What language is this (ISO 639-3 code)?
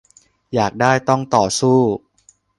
tha